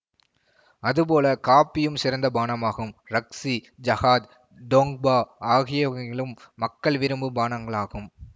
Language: Tamil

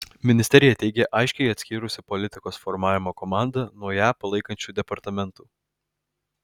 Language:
Lithuanian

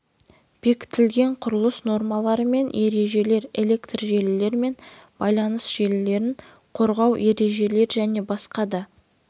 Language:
Kazakh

